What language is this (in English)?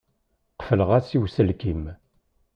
Kabyle